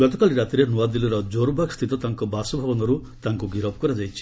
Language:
Odia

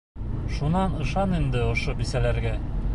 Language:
Bashkir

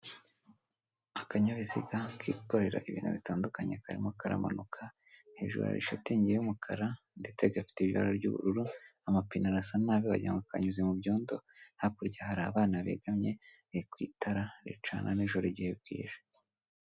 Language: Kinyarwanda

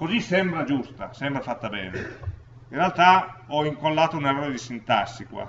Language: Italian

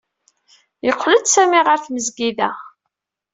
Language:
Kabyle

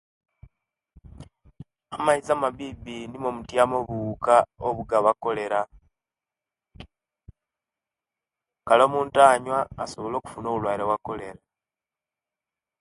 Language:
Kenyi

